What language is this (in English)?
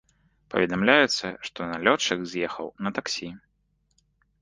Belarusian